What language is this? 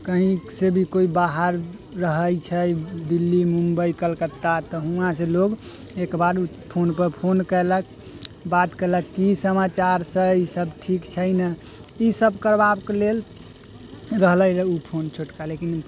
Maithili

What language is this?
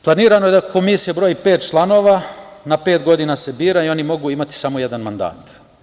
Serbian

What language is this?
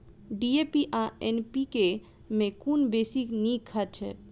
Maithili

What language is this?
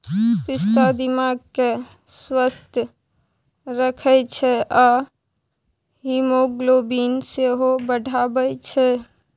Maithili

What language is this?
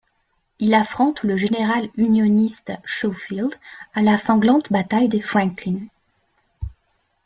French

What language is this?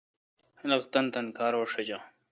Kalkoti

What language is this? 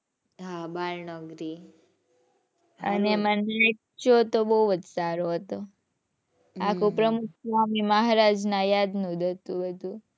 Gujarati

